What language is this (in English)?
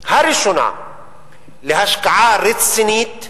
Hebrew